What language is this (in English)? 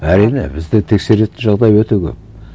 Kazakh